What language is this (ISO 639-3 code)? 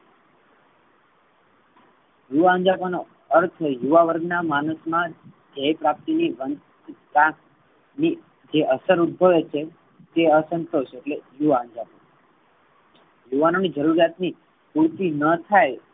guj